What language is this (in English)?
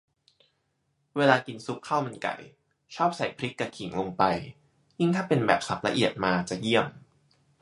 Thai